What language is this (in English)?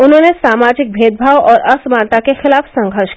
Hindi